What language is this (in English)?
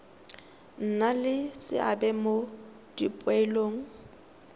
Tswana